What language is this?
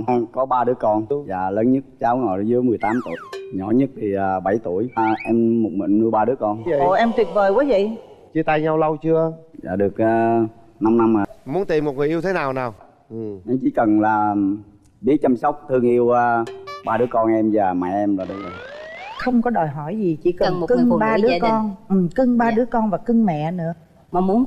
Vietnamese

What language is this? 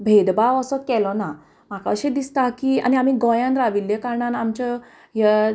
Konkani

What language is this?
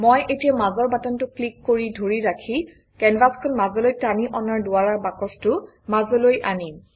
Assamese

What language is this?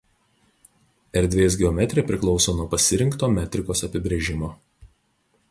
Lithuanian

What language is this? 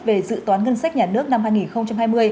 Vietnamese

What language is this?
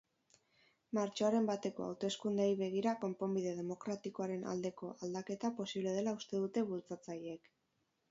Basque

